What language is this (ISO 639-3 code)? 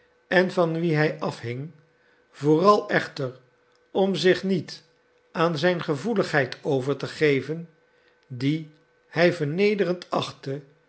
nld